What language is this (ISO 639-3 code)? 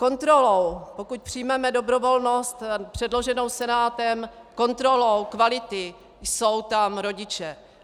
ces